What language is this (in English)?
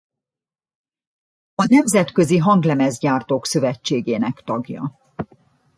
Hungarian